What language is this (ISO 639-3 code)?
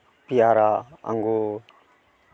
sat